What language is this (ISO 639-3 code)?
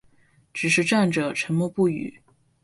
zho